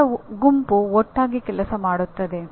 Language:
Kannada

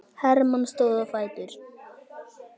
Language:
Icelandic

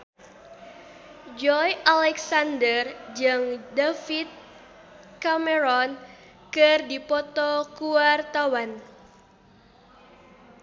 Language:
Sundanese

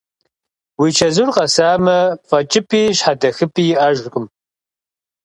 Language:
Kabardian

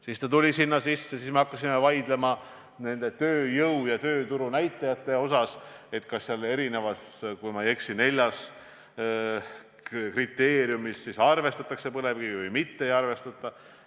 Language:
Estonian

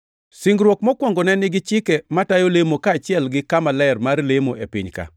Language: Luo (Kenya and Tanzania)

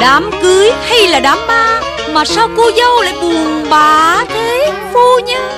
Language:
Vietnamese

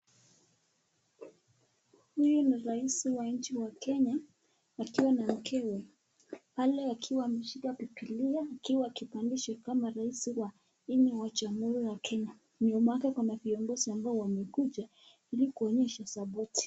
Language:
Swahili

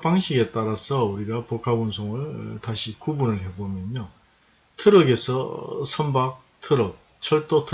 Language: Korean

